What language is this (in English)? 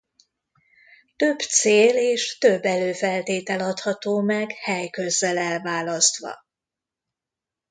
Hungarian